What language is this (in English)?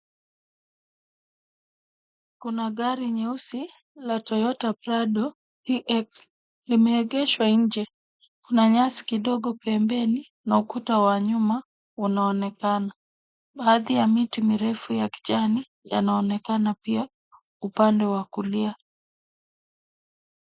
Swahili